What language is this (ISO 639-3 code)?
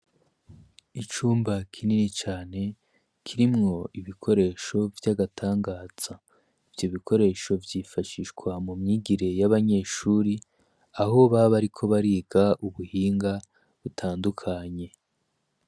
run